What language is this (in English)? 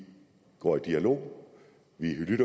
Danish